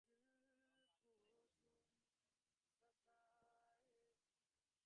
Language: Bangla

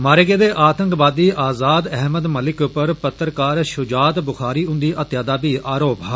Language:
Dogri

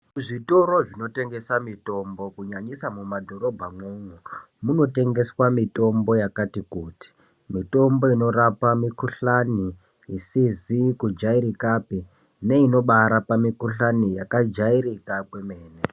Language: Ndau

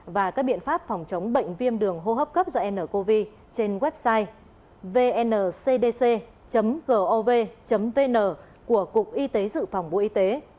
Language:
Vietnamese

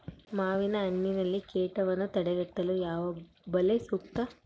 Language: Kannada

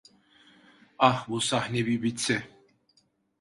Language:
Turkish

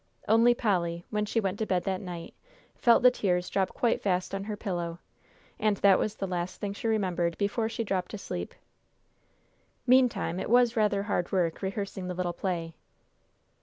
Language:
English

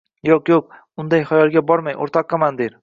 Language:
Uzbek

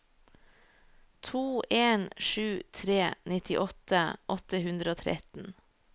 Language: Norwegian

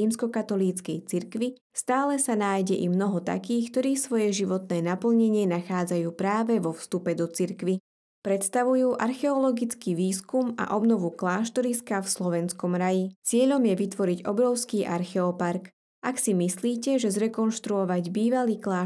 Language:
Slovak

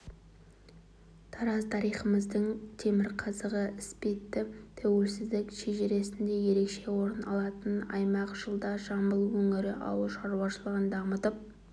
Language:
Kazakh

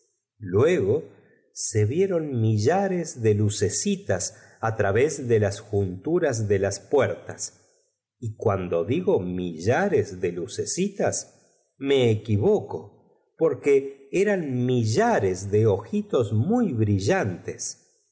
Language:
Spanish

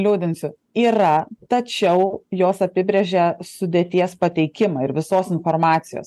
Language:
Lithuanian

